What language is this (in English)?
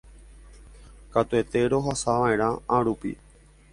Guarani